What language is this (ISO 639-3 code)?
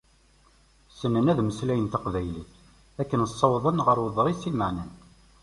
kab